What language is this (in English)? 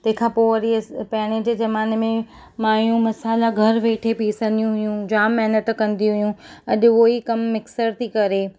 Sindhi